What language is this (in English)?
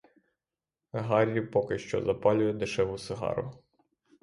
Ukrainian